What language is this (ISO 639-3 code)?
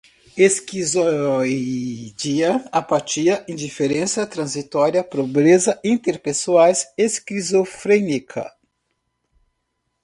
por